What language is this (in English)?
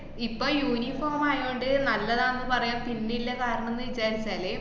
Malayalam